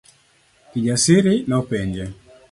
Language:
Luo (Kenya and Tanzania)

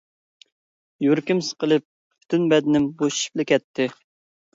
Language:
Uyghur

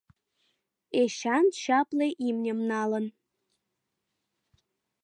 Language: Mari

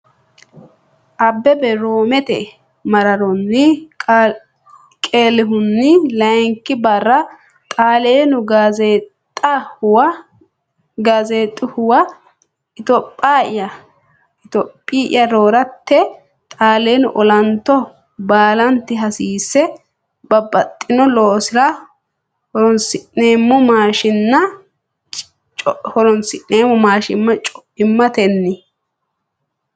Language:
Sidamo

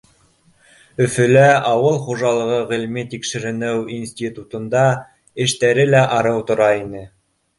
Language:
Bashkir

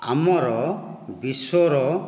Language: Odia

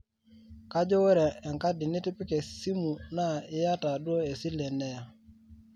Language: Masai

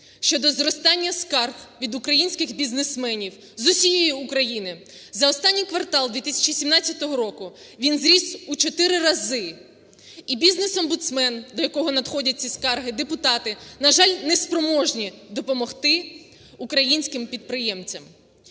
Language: Ukrainian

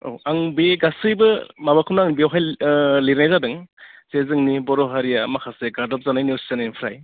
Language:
Bodo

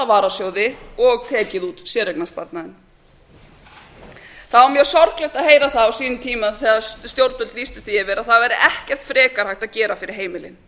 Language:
Icelandic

